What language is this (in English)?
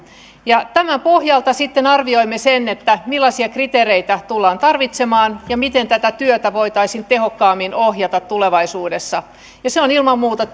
Finnish